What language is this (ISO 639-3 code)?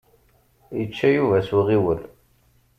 kab